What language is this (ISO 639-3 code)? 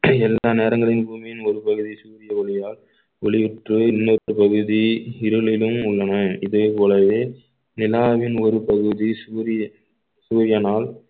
tam